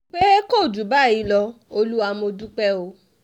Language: Yoruba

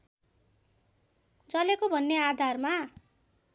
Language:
Nepali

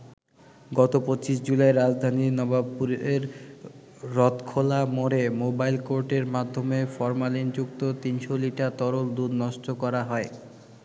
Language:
Bangla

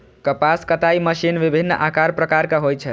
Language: Maithili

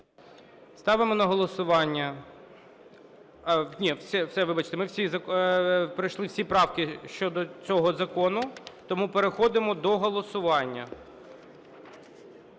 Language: Ukrainian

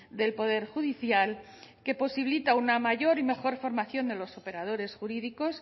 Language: Spanish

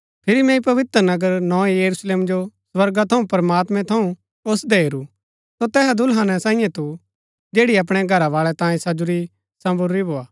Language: Gaddi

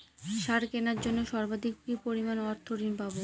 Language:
Bangla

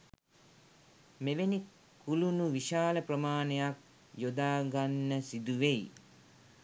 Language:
Sinhala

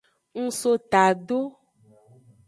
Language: Aja (Benin)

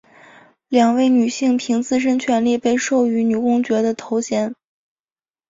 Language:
Chinese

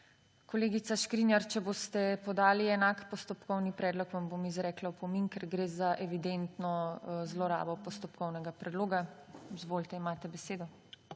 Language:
Slovenian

